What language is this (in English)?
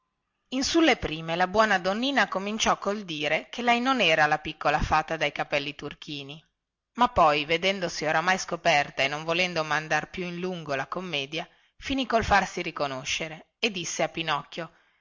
Italian